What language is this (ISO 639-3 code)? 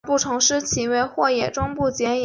zho